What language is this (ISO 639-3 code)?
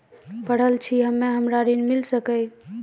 mai